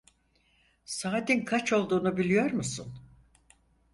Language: Turkish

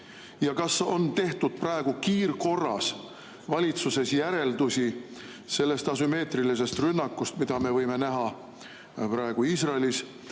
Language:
Estonian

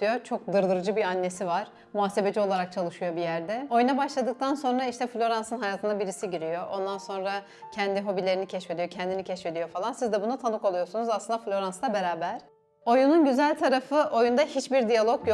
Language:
Turkish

